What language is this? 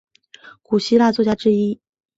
Chinese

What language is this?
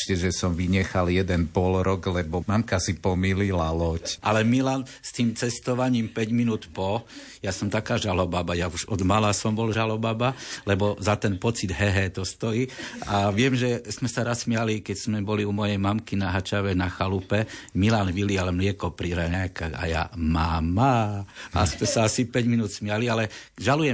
Slovak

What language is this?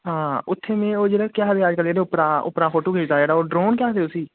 Dogri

